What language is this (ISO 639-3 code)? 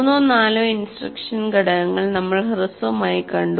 mal